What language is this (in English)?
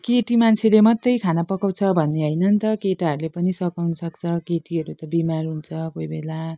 Nepali